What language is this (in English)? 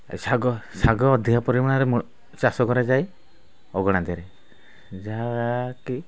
Odia